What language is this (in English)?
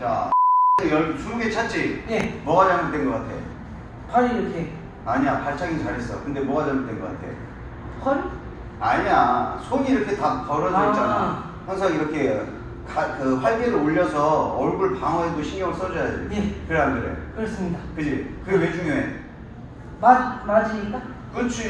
Korean